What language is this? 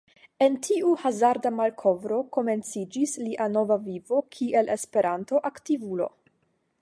Esperanto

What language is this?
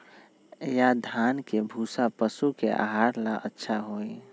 Magahi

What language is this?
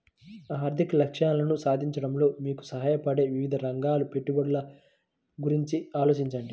Telugu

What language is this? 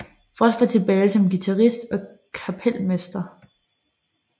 Danish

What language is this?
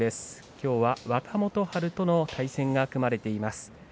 Japanese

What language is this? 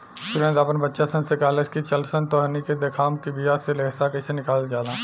Bhojpuri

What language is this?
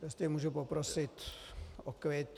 Czech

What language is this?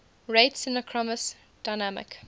English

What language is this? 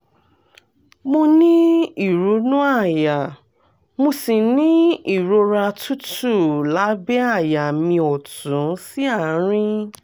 Yoruba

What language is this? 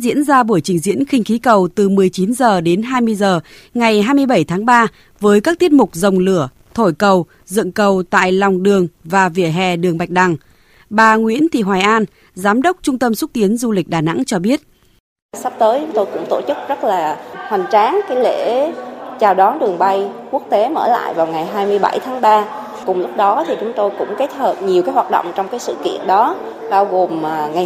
Vietnamese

